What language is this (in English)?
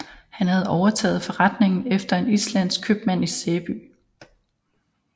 Danish